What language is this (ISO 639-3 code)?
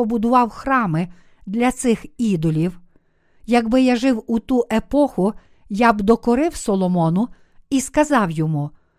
ukr